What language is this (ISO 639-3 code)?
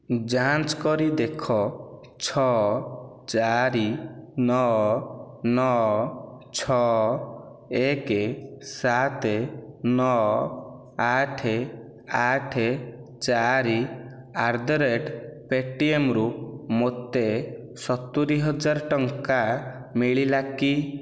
ori